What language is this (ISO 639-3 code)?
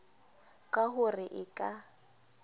sot